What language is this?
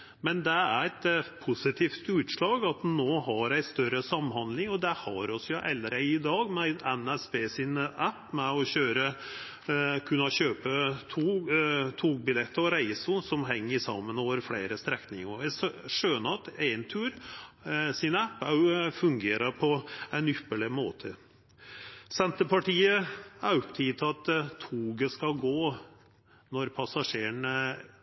Norwegian Nynorsk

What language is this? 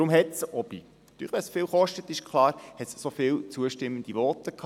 Swiss German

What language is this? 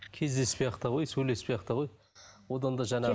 Kazakh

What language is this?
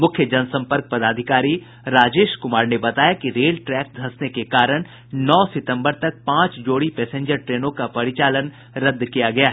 Hindi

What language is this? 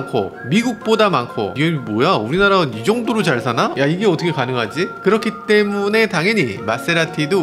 Korean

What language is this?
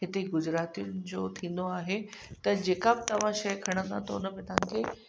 Sindhi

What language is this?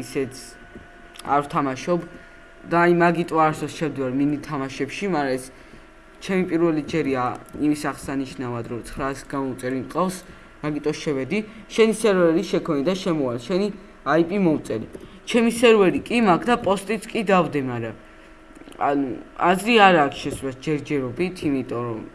Georgian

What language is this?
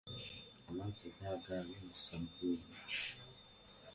Ganda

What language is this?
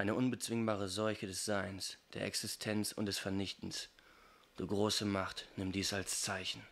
German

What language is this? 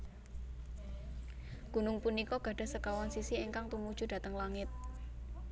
Javanese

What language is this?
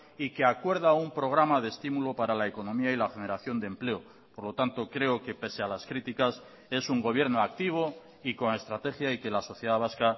Spanish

